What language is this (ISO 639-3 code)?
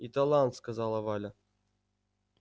rus